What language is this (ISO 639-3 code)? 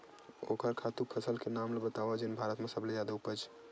hne